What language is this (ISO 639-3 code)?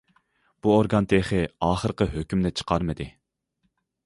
uig